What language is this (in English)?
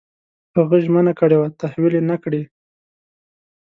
Pashto